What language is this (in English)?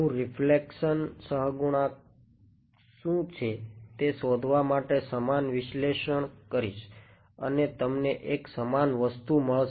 Gujarati